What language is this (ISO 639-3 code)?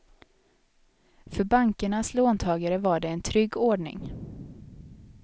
swe